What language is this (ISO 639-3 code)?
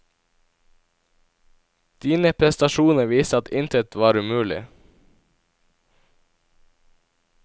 nor